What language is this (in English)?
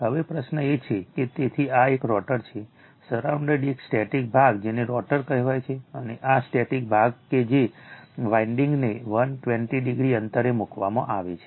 Gujarati